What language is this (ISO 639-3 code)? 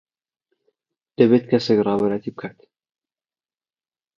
ckb